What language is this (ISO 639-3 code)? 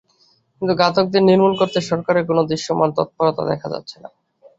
ben